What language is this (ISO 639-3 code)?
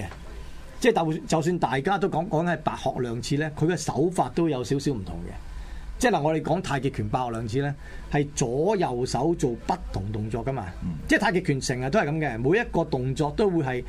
zho